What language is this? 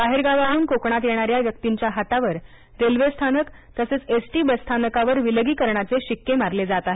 Marathi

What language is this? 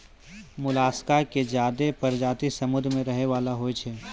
Maithili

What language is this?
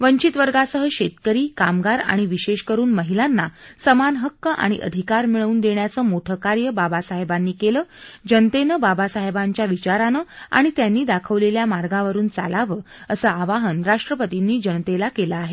Marathi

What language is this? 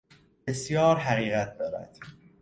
Persian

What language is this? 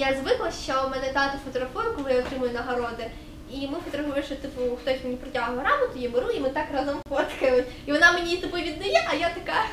Ukrainian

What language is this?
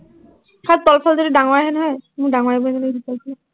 Assamese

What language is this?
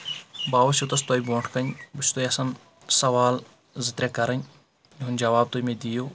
Kashmiri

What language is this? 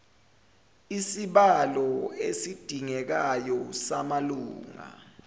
Zulu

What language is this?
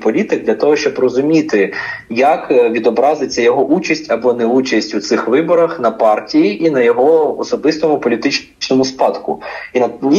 Ukrainian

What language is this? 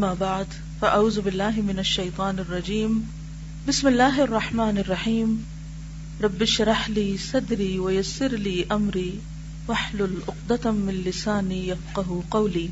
Urdu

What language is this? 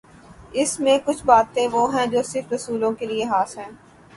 Urdu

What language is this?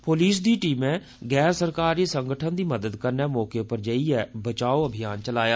Dogri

